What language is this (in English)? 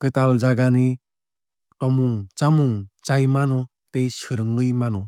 Kok Borok